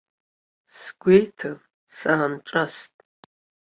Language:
Abkhazian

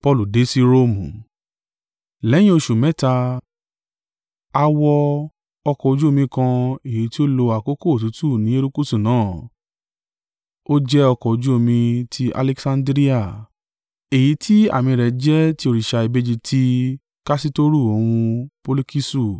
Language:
Yoruba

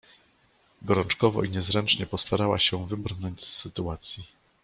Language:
Polish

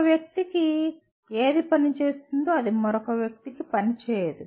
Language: Telugu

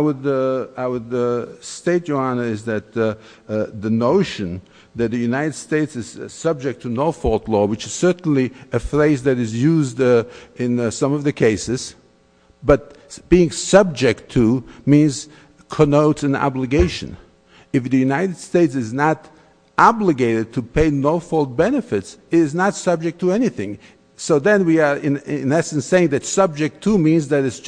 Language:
English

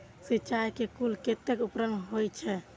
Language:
Maithili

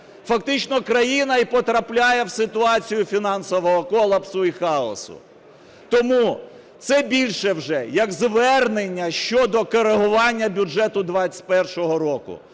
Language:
Ukrainian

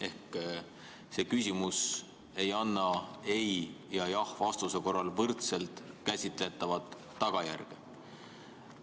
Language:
Estonian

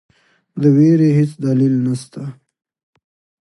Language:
Pashto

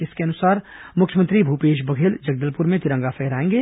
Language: Hindi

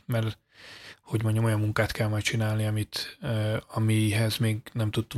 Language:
Hungarian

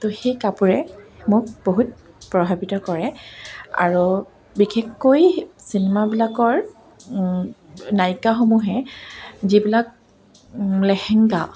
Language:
Assamese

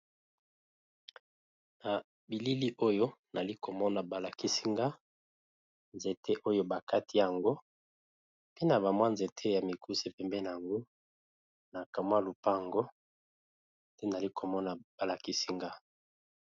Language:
Lingala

